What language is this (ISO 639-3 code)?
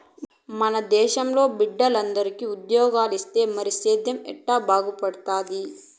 tel